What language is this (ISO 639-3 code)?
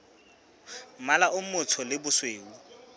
sot